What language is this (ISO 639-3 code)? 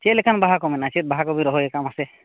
sat